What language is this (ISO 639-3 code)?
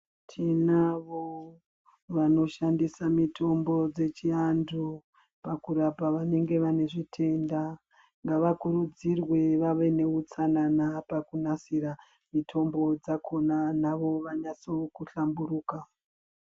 ndc